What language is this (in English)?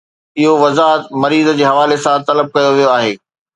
Sindhi